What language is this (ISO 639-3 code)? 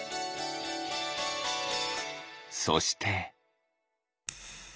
jpn